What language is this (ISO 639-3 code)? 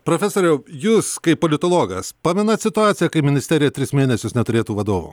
lit